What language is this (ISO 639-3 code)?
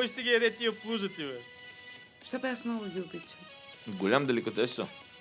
bul